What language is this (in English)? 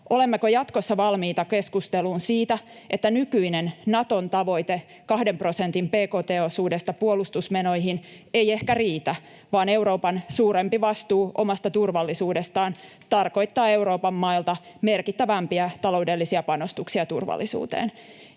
Finnish